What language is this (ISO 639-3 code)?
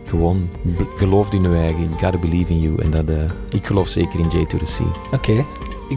nld